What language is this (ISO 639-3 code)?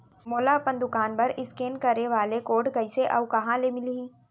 hne